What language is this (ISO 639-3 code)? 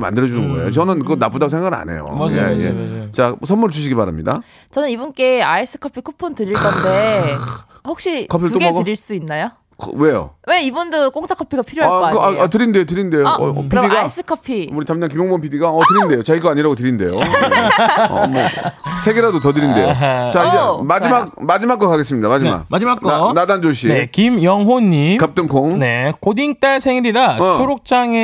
kor